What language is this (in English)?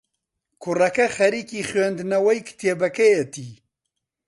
Central Kurdish